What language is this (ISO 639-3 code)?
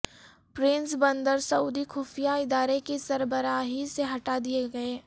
urd